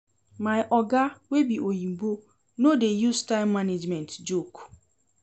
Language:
Nigerian Pidgin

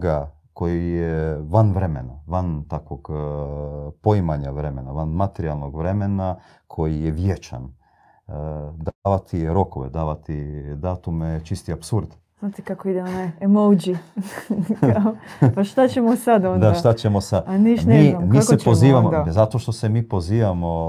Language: Croatian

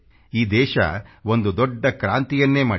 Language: Kannada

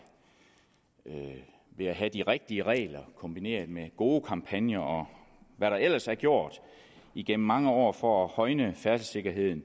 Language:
Danish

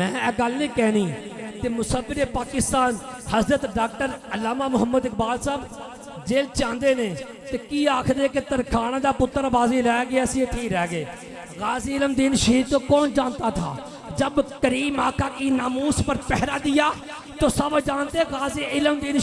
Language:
Urdu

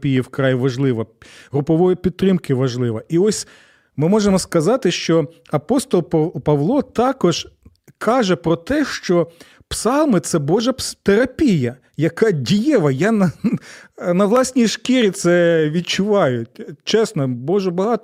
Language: Ukrainian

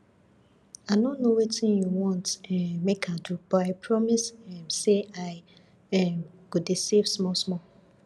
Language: Nigerian Pidgin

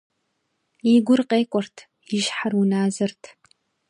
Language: Kabardian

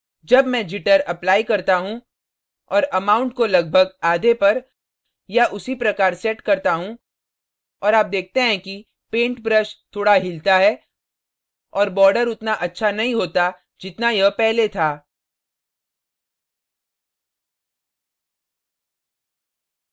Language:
Hindi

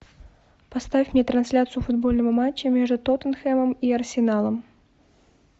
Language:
Russian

